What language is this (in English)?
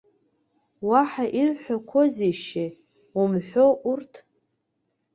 Abkhazian